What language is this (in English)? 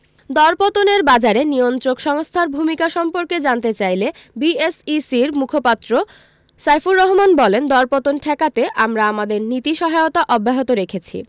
Bangla